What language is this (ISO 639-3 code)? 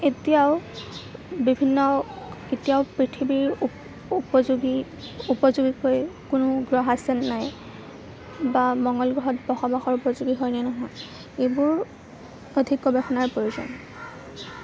asm